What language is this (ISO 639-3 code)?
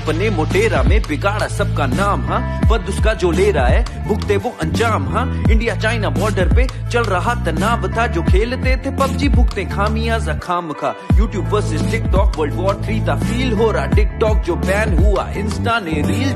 hin